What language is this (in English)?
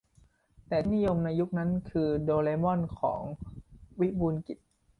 Thai